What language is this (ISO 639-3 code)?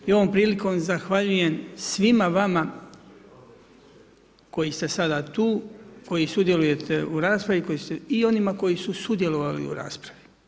hrv